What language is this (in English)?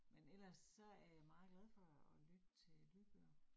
Danish